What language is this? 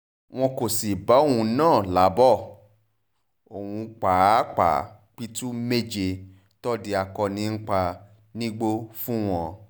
Yoruba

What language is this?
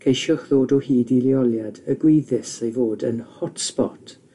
Welsh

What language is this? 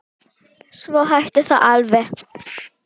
Icelandic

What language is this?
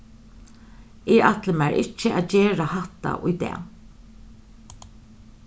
Faroese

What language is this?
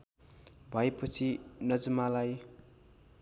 Nepali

